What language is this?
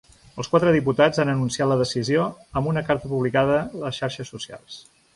Catalan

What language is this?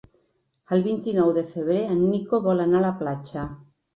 Catalan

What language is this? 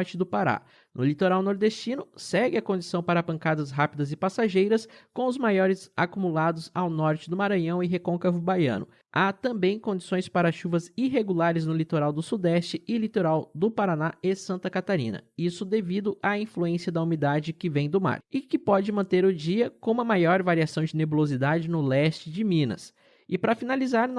Portuguese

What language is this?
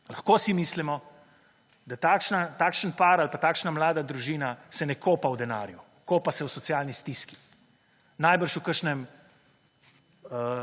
Slovenian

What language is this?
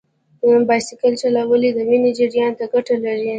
Pashto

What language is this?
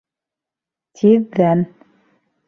Bashkir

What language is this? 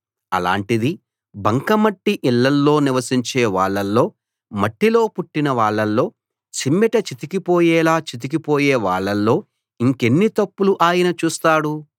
Telugu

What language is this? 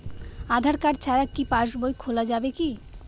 Bangla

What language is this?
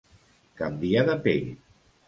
Catalan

